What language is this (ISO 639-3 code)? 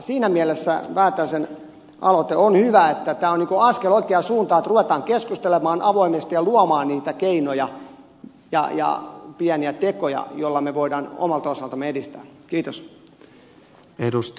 fin